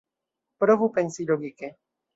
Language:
Esperanto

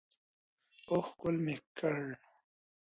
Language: Pashto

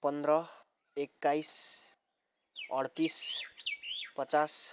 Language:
Nepali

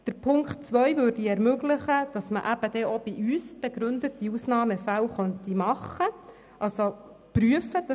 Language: Swiss German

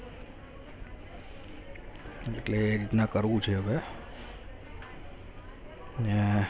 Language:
Gujarati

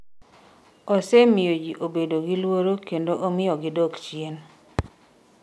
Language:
Luo (Kenya and Tanzania)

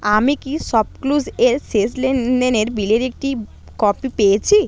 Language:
Bangla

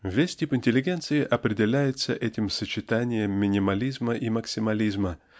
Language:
Russian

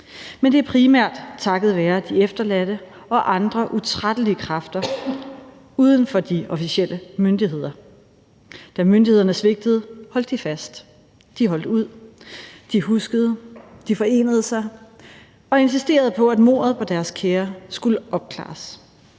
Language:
Danish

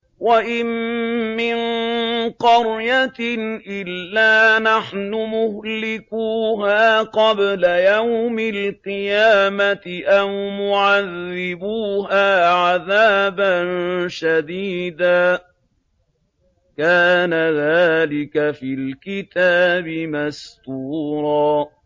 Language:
Arabic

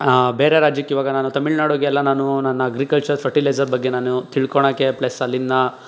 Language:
Kannada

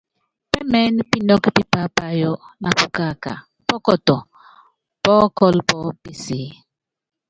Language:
Yangben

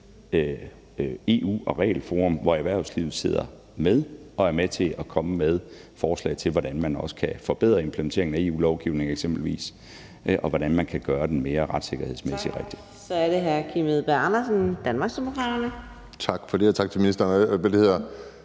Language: Danish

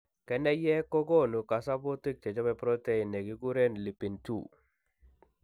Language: Kalenjin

